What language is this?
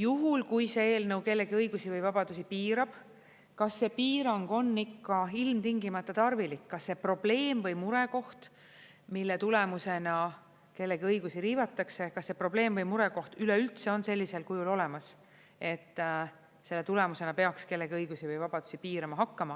Estonian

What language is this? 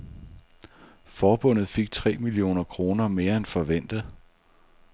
Danish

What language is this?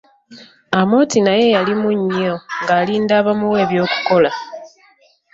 Ganda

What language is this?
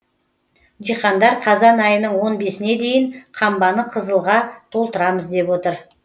Kazakh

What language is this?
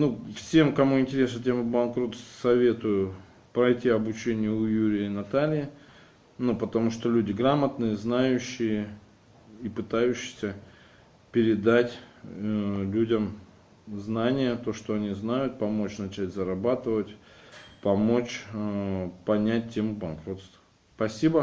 Russian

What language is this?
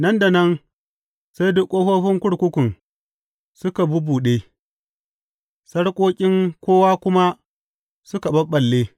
Hausa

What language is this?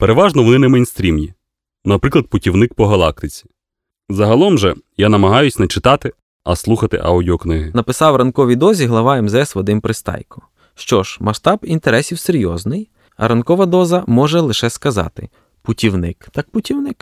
Ukrainian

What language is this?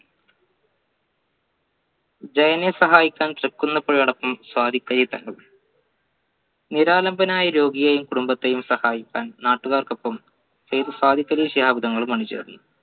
Malayalam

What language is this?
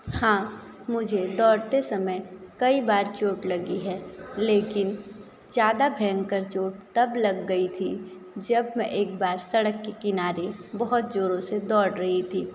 Hindi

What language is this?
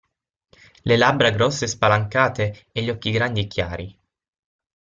Italian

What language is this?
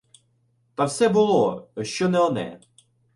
Ukrainian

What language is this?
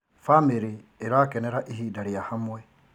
Kikuyu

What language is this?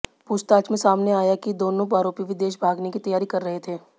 Hindi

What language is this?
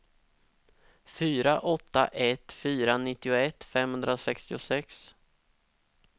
Swedish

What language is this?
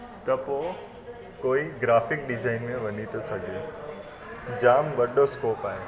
Sindhi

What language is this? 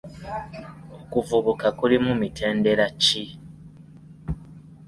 Ganda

